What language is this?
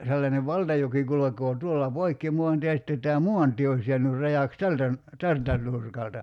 Finnish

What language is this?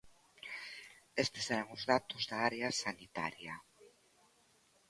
Galician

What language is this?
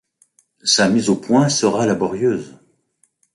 French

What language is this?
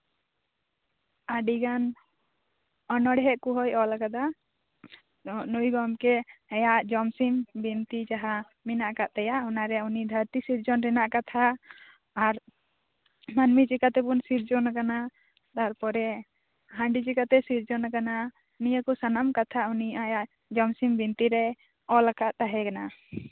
Santali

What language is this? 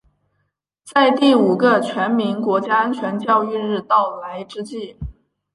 Chinese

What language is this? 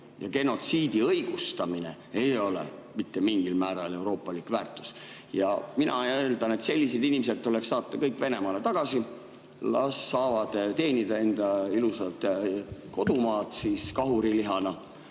Estonian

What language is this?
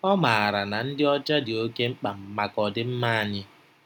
Igbo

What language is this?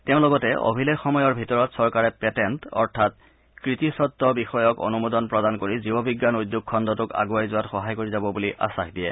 Assamese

